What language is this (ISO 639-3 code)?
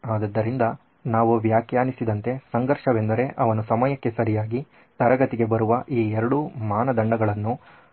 kan